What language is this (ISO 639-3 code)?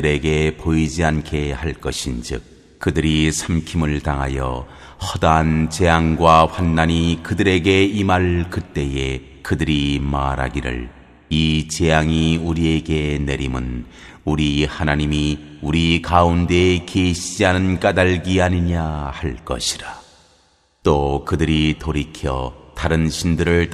kor